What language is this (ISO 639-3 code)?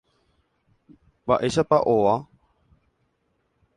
grn